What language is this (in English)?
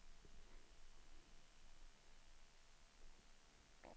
Swedish